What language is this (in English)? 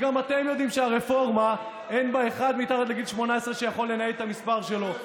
Hebrew